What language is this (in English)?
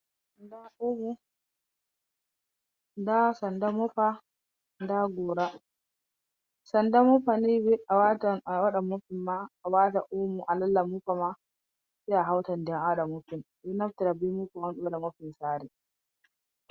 Fula